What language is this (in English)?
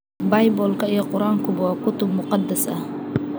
Somali